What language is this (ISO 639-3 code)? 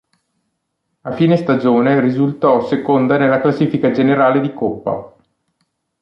ita